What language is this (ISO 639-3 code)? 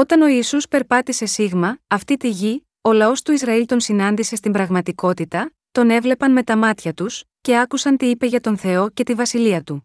ell